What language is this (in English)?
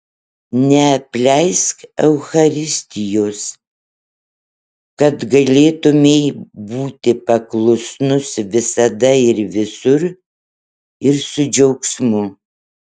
Lithuanian